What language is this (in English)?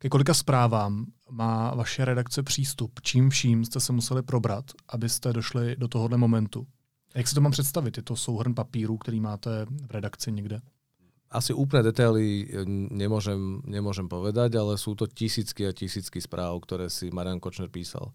Czech